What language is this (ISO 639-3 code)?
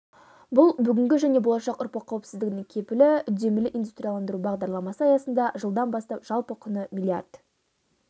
kaz